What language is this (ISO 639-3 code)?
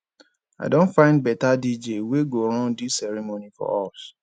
pcm